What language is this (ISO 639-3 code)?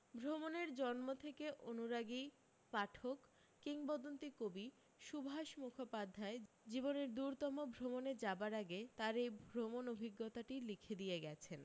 ben